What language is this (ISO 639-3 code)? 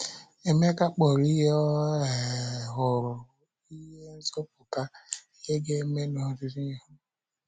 ibo